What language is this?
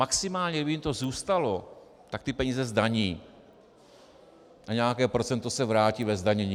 Czech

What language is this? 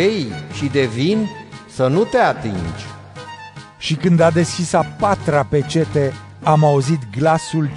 Romanian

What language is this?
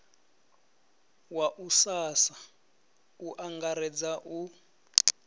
Venda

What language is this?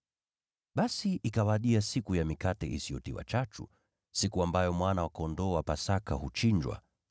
Swahili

